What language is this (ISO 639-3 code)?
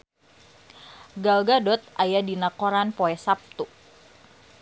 sun